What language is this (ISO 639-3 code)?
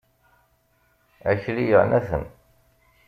kab